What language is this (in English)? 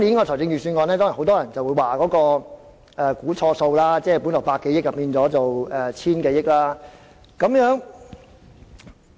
Cantonese